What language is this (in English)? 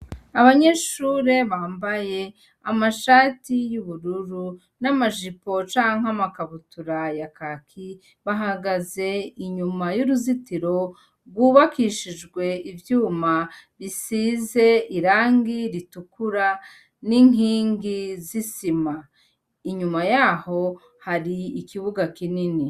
Rundi